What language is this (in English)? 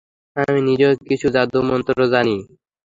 Bangla